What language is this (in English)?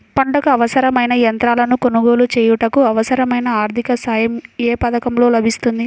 Telugu